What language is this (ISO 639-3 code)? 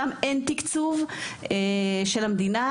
heb